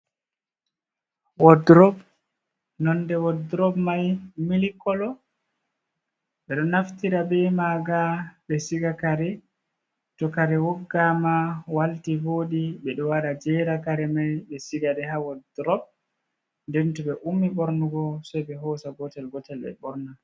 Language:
Fula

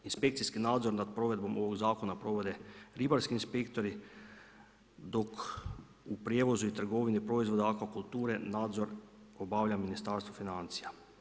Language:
Croatian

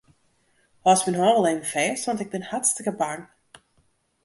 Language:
Western Frisian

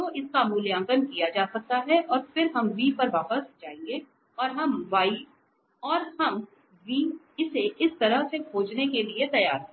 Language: Hindi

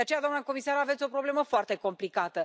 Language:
Romanian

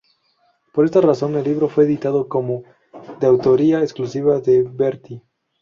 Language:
Spanish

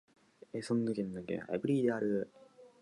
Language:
Japanese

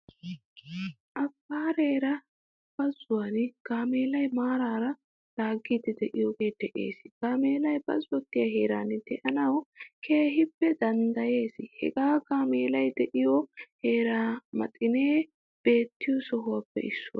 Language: Wolaytta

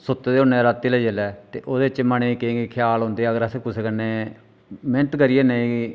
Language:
Dogri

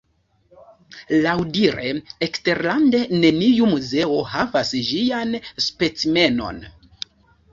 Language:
Esperanto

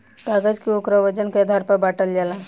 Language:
Bhojpuri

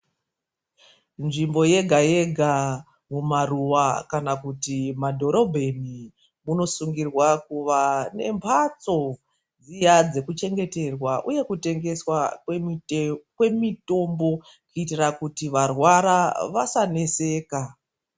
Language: Ndau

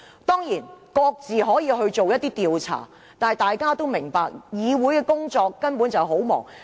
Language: Cantonese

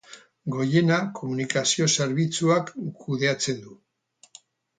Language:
Basque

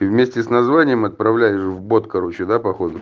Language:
Russian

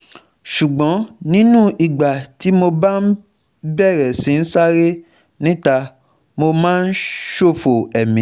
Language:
Yoruba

